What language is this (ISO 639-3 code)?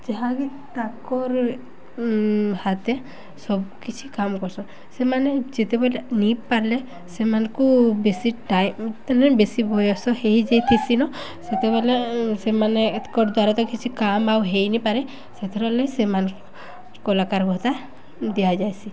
ori